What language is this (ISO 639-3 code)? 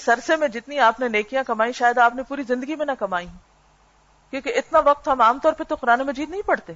urd